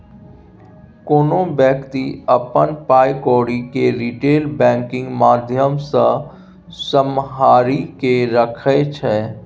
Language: Maithili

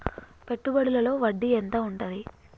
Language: Telugu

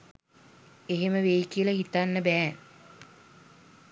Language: Sinhala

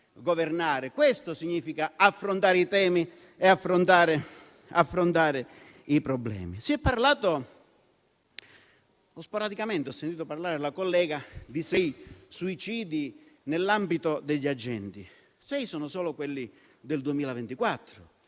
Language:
Italian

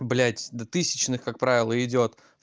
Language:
Russian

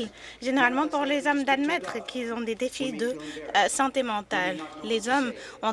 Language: French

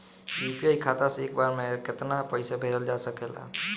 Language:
Bhojpuri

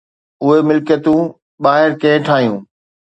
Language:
Sindhi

